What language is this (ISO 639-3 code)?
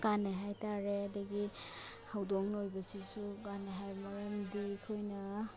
mni